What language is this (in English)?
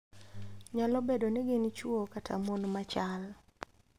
Luo (Kenya and Tanzania)